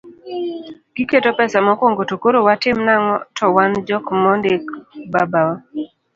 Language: Luo (Kenya and Tanzania)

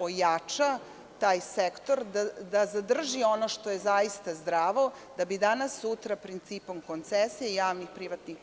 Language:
Serbian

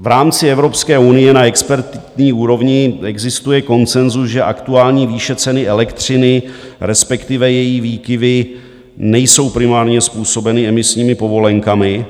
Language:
Czech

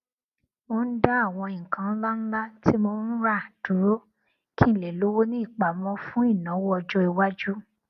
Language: Yoruba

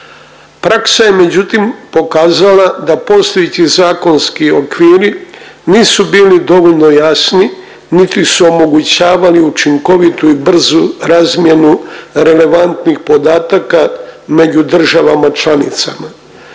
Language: Croatian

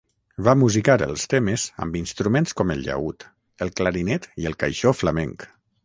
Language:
Catalan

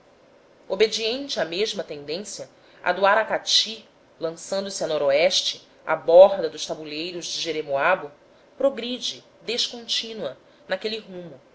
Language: Portuguese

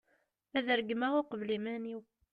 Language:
Kabyle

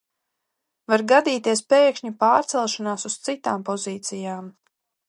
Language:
Latvian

